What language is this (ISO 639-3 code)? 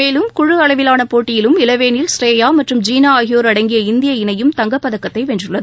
tam